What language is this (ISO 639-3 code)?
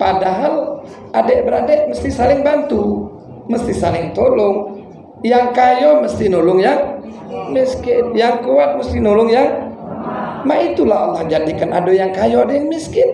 ind